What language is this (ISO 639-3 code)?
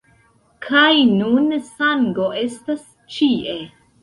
epo